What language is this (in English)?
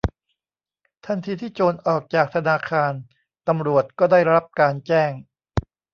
Thai